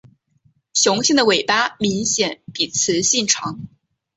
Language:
Chinese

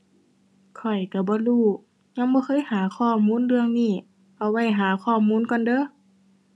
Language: Thai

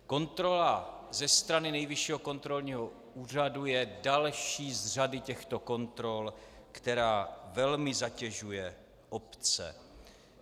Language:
Czech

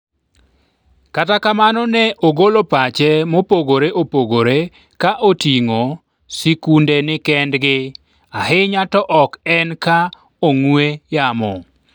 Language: Luo (Kenya and Tanzania)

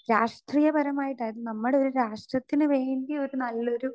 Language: Malayalam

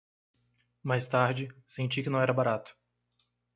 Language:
Portuguese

